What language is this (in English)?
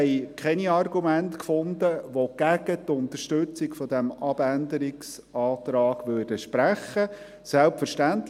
Swiss German